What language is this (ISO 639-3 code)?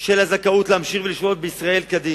heb